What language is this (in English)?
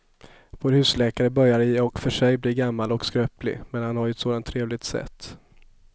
Swedish